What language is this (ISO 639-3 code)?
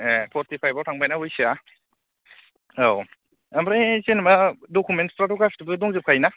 brx